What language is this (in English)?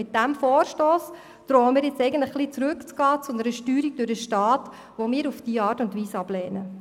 Swiss German